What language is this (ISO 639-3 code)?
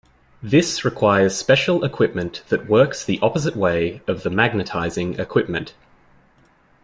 eng